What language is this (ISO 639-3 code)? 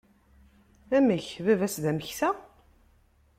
kab